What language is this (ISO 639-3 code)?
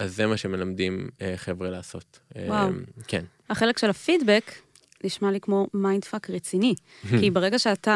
heb